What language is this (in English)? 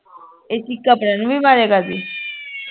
Punjabi